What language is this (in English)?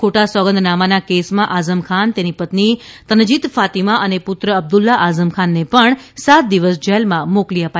Gujarati